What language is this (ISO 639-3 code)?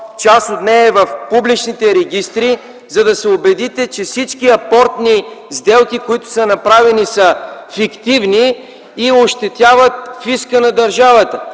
bul